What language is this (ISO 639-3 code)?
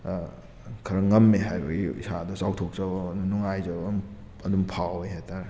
mni